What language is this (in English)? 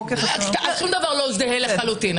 Hebrew